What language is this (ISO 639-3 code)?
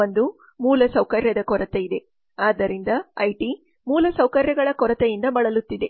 kan